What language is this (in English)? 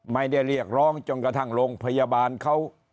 Thai